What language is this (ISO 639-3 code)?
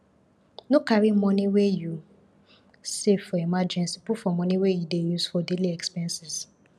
pcm